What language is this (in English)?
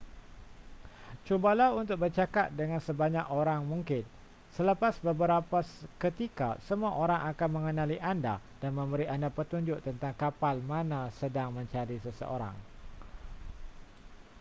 Malay